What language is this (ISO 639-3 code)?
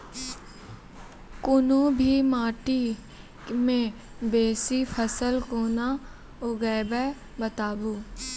mai